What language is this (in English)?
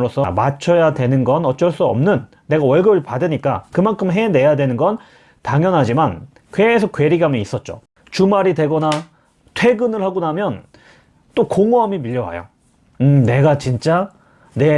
Korean